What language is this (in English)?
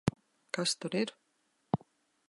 Latvian